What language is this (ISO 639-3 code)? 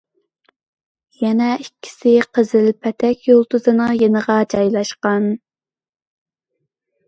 uig